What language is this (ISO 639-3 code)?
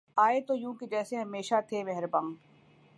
urd